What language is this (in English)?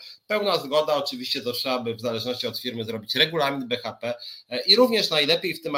Polish